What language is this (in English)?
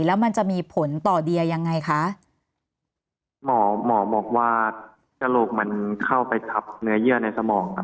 Thai